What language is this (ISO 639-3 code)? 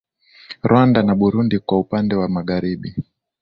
swa